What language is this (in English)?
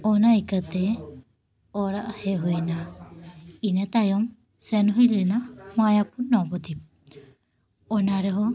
Santali